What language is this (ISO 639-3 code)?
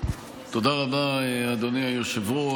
heb